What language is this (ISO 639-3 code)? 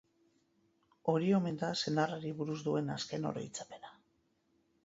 eus